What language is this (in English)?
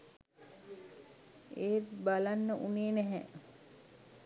Sinhala